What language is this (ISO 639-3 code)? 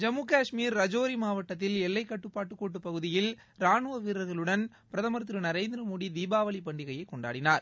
tam